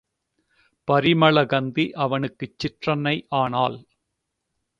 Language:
Tamil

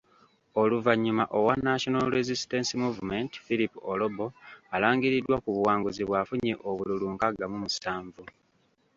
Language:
Ganda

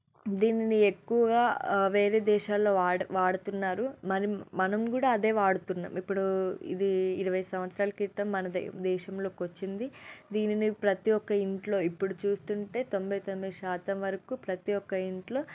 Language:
Telugu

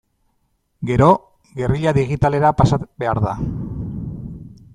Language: Basque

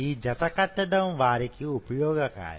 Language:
Telugu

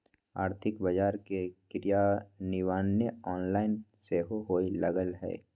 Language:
Magahi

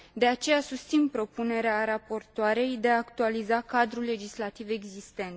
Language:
Romanian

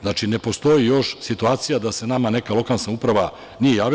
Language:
Serbian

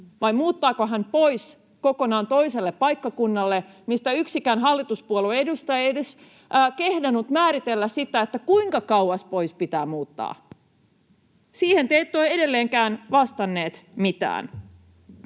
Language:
Finnish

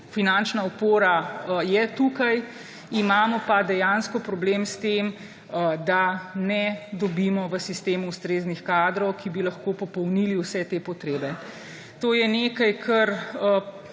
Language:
Slovenian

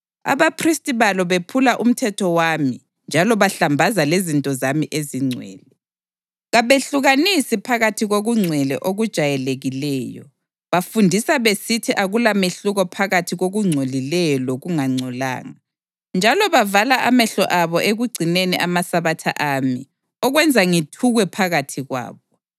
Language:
North Ndebele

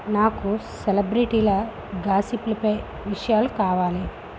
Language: Telugu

